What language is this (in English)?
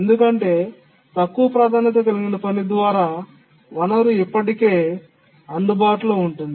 Telugu